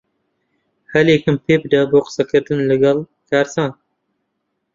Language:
Central Kurdish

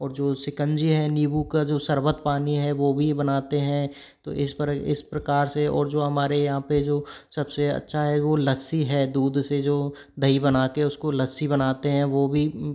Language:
Hindi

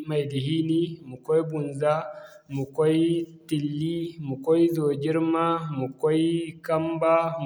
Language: Zarma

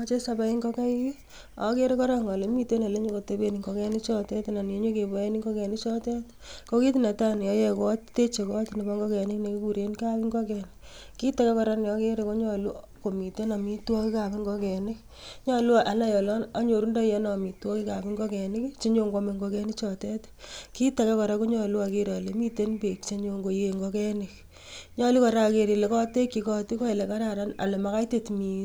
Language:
Kalenjin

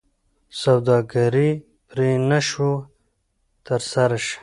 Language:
Pashto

